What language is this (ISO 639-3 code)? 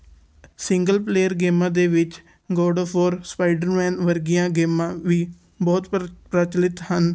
pan